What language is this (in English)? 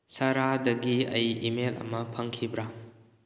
Manipuri